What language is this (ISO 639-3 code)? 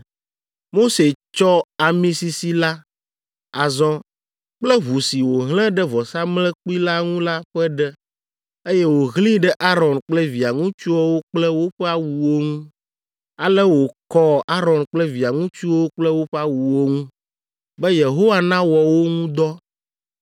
ewe